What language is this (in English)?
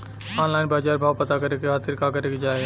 Bhojpuri